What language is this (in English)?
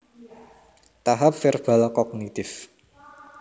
Javanese